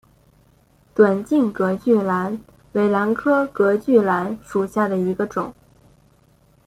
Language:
Chinese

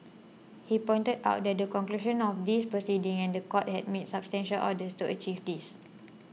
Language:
English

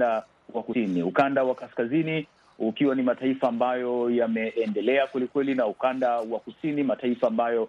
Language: Swahili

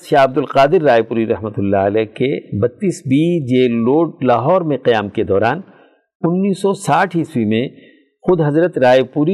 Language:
Urdu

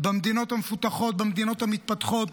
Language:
Hebrew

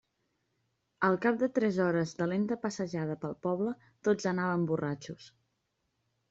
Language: Catalan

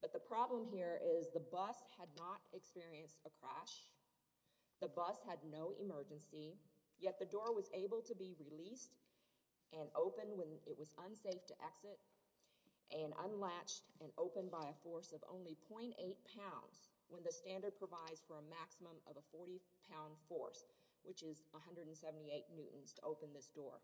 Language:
English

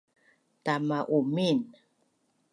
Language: Bunun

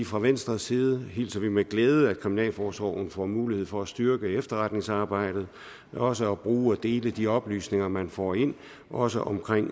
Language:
Danish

